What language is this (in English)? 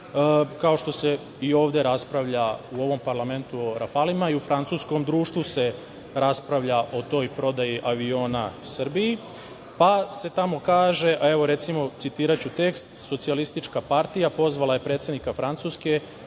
Serbian